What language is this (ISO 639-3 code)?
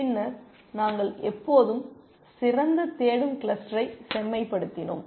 tam